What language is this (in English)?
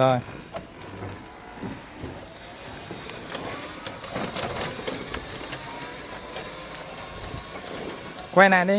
Vietnamese